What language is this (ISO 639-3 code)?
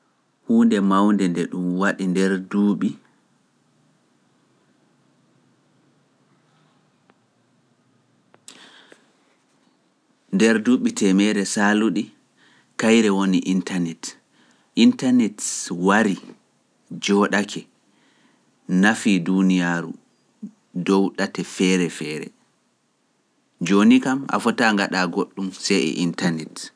fuf